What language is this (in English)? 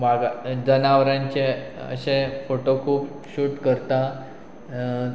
Konkani